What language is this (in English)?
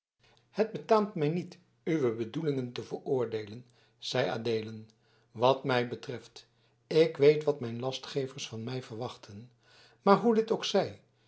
Dutch